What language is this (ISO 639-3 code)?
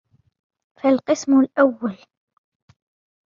ara